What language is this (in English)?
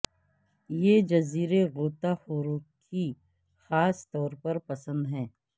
Urdu